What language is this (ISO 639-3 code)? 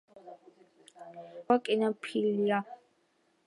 kat